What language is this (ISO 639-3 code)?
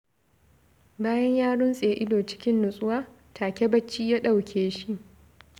hau